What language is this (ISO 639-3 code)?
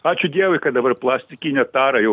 lit